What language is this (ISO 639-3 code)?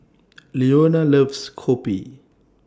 eng